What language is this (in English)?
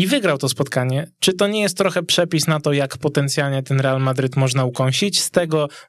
Polish